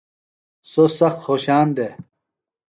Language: Phalura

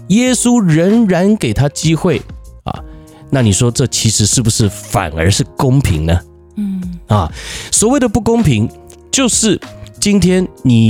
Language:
Chinese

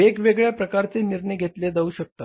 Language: Marathi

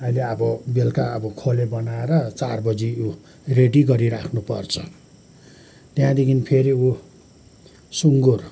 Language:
Nepali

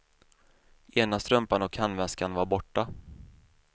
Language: Swedish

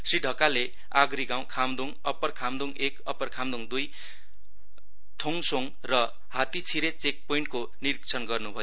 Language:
Nepali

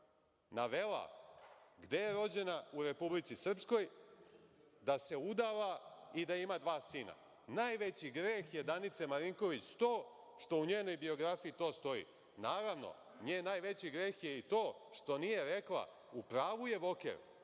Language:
Serbian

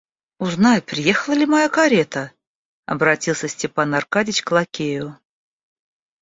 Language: Russian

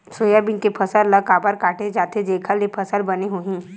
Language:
Chhattisgarhi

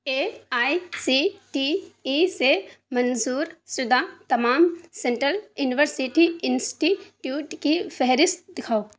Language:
Urdu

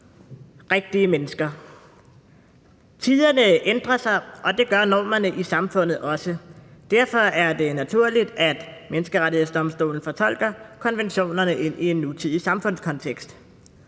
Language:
Danish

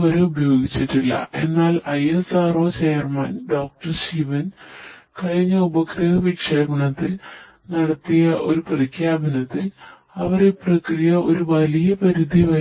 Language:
Malayalam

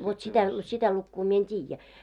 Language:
Finnish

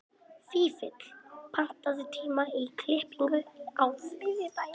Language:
Icelandic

